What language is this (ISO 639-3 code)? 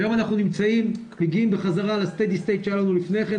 heb